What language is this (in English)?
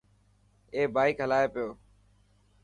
Dhatki